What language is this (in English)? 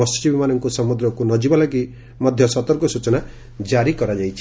Odia